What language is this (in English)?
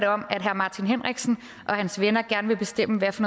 Danish